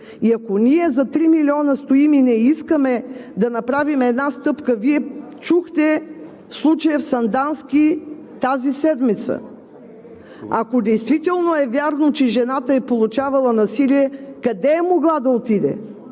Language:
Bulgarian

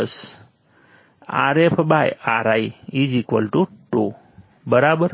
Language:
Gujarati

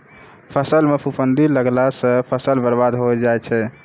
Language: Maithili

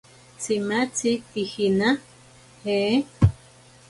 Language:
Ashéninka Perené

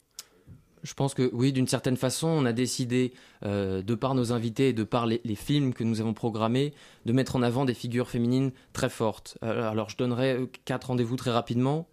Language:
French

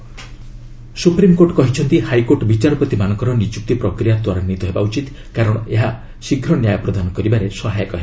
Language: Odia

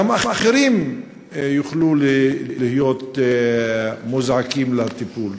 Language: Hebrew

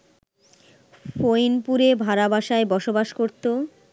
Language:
Bangla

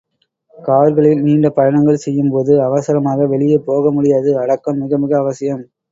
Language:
Tamil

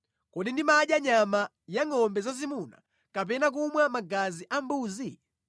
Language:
Nyanja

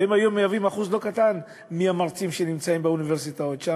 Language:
Hebrew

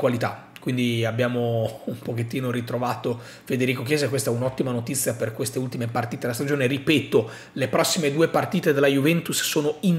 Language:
Italian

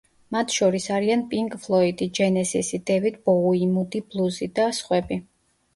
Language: Georgian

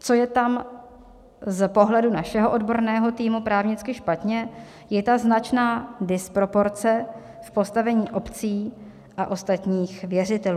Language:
Czech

